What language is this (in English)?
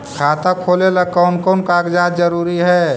Magahi